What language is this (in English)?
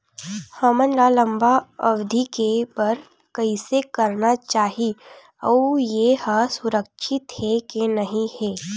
Chhattisgarhi